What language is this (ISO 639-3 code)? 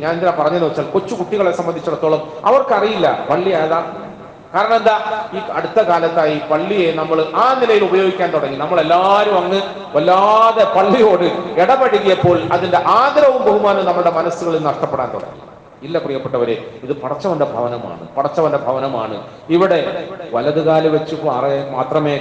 mal